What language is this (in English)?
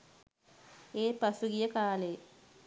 Sinhala